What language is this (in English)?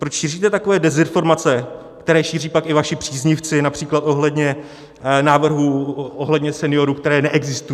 Czech